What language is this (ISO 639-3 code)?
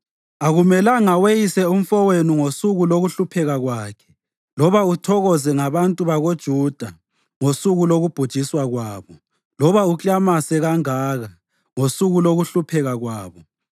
nde